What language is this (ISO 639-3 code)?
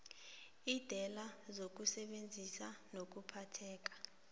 nbl